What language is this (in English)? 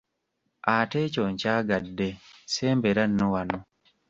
Ganda